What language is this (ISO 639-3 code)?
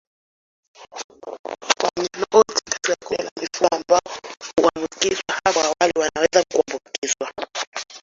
swa